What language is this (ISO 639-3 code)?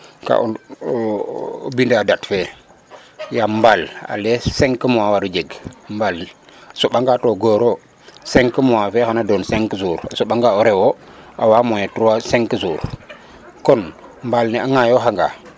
srr